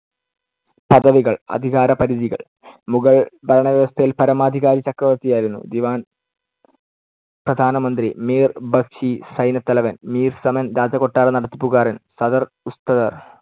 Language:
Malayalam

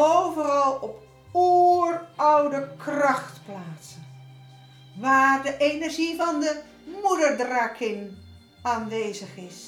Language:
Dutch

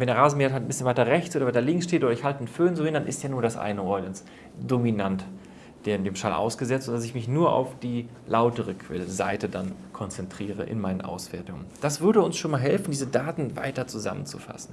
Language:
German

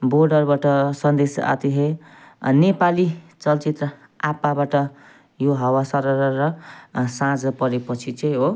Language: Nepali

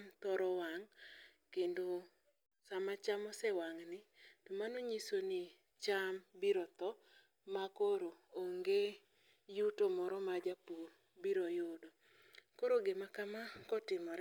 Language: Luo (Kenya and Tanzania)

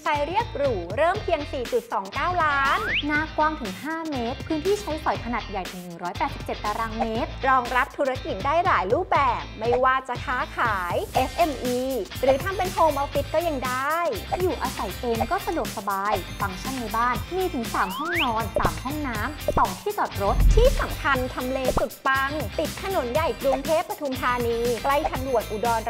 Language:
Thai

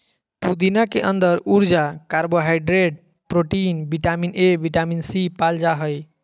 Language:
Magahi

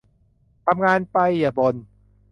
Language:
Thai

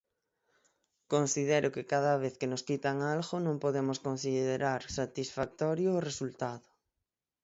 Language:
Galician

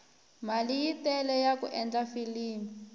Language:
Tsonga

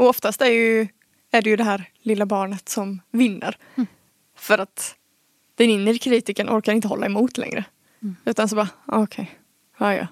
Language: Swedish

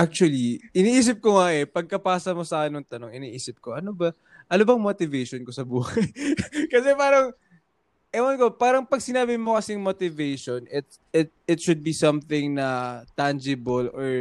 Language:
Filipino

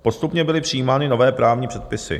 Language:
Czech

